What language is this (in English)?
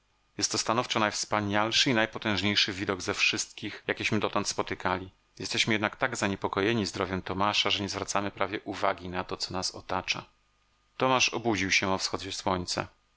Polish